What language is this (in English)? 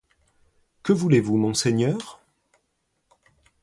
French